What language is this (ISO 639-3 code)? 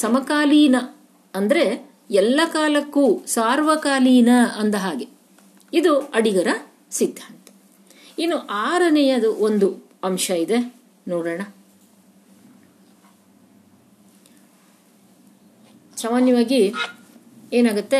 kan